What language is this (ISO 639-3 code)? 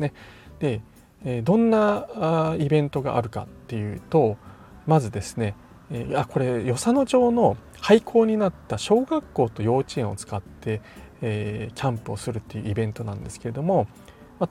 jpn